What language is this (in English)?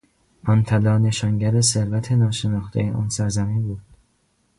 Persian